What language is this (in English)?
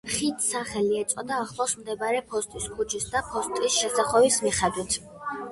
Georgian